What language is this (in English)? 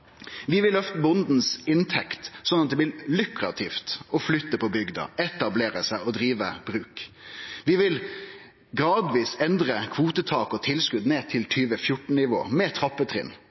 Norwegian Nynorsk